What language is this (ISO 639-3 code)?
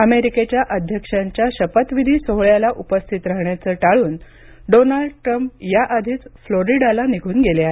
mar